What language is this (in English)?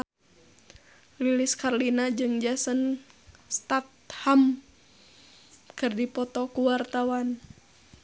Sundanese